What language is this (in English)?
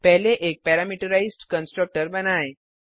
Hindi